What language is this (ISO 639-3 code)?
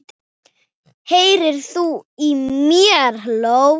isl